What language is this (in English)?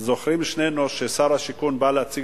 Hebrew